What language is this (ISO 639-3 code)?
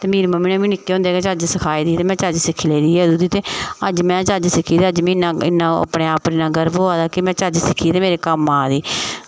doi